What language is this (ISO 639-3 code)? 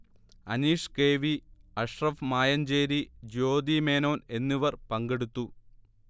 mal